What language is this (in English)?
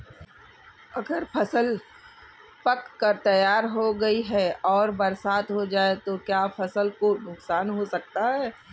Hindi